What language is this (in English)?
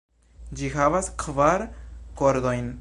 Esperanto